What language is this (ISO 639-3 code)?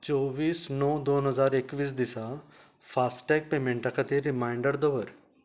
kok